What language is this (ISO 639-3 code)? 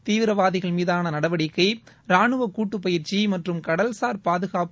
tam